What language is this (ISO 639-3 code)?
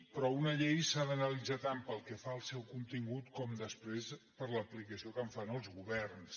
cat